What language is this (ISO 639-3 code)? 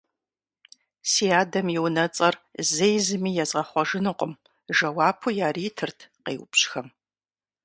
kbd